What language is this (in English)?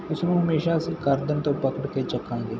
Punjabi